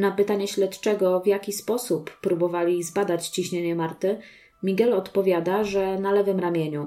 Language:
Polish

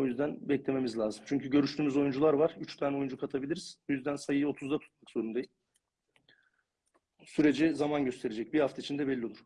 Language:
Turkish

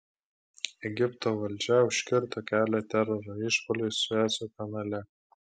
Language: Lithuanian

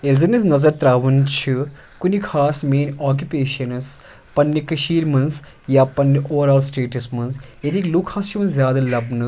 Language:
Kashmiri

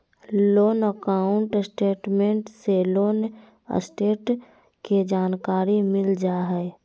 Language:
Magahi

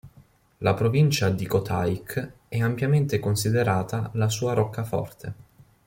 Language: Italian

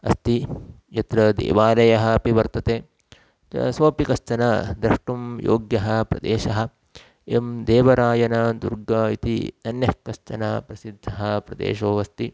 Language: Sanskrit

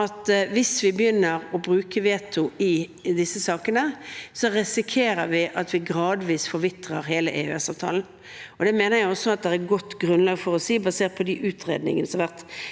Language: Norwegian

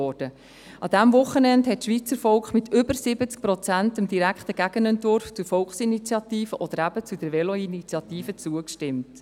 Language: Swiss German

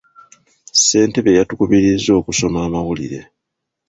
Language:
Ganda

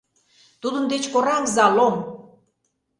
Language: Mari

